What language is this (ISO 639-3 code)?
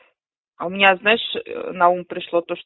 rus